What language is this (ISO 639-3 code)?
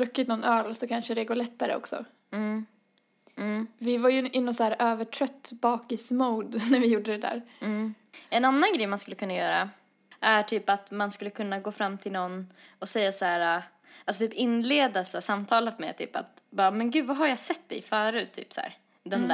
swe